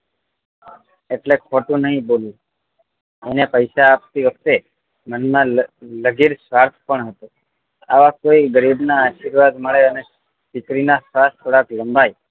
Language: Gujarati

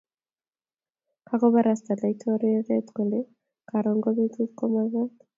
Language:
Kalenjin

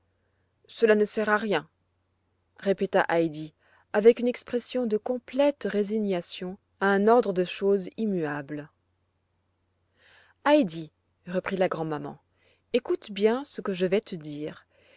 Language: French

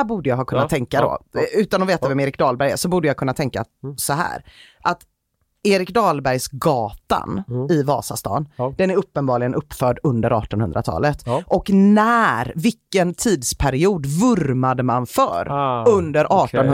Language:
Swedish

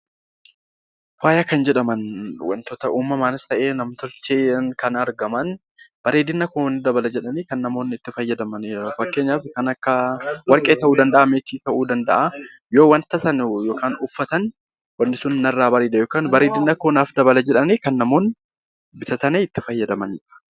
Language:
Oromo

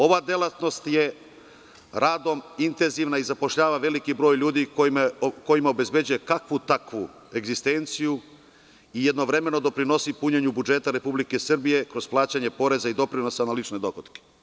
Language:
Serbian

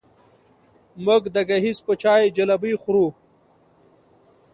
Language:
Pashto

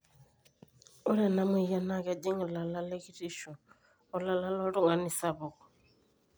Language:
Masai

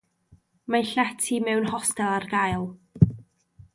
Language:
Welsh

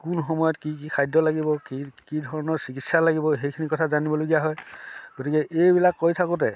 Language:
Assamese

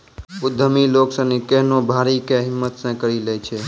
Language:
Maithili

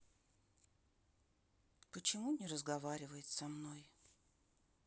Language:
Russian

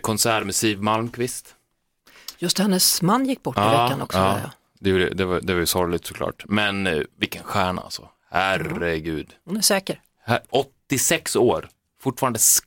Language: Swedish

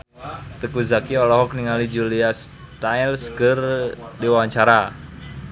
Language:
Sundanese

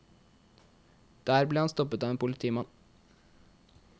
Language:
Norwegian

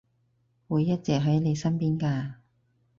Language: Cantonese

